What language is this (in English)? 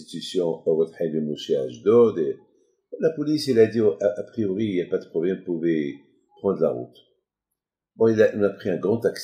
French